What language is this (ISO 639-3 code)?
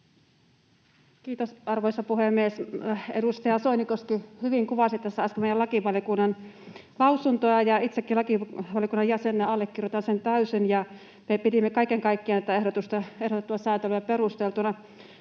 fin